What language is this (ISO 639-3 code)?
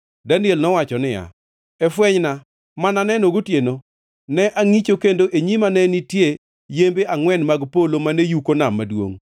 luo